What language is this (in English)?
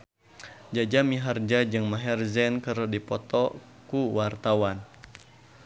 Sundanese